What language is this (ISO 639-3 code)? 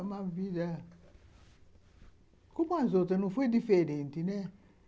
por